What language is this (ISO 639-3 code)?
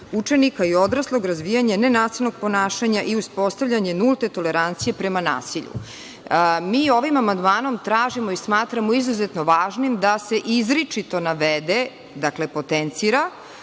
srp